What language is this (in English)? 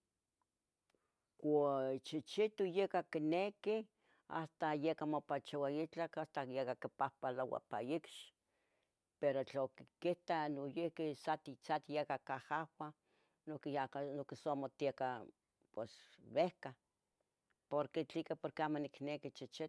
Tetelcingo Nahuatl